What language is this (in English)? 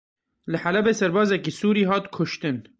Kurdish